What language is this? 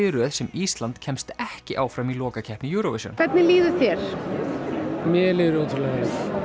Icelandic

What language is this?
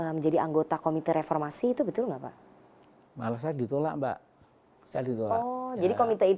Indonesian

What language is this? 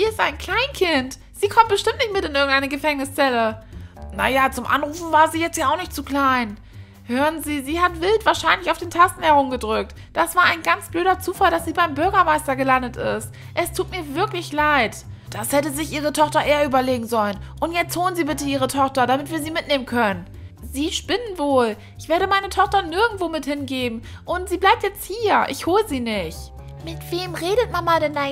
German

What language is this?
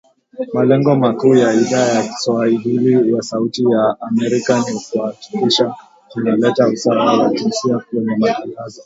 Swahili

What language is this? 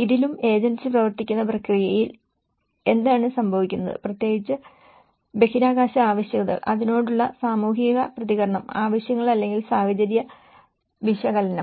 Malayalam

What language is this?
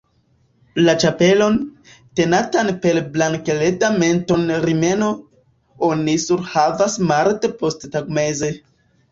Esperanto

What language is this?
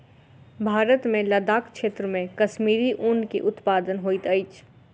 Maithili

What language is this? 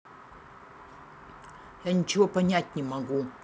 Russian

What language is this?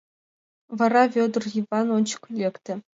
Mari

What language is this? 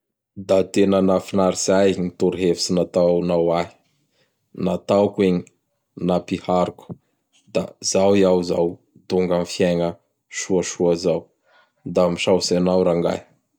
Bara Malagasy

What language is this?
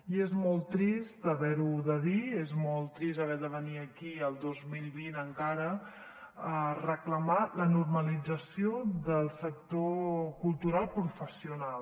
Catalan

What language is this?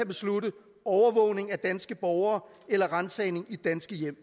Danish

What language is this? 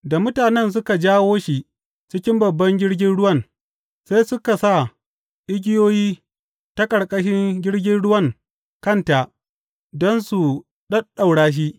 Hausa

